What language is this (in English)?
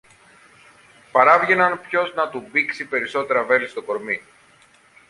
Greek